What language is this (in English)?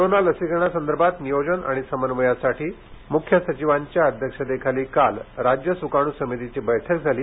Marathi